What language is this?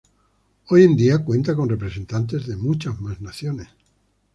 Spanish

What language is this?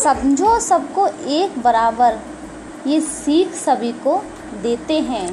Hindi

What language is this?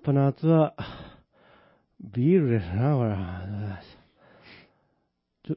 Japanese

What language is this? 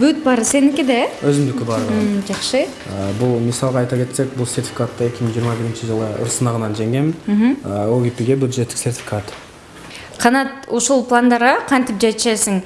Turkish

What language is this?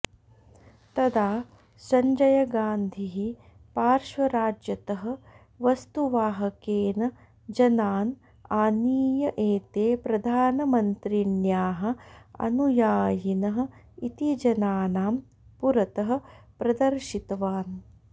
Sanskrit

